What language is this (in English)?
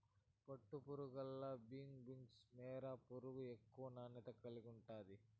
Telugu